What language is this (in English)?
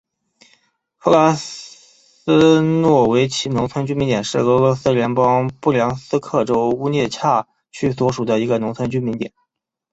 Chinese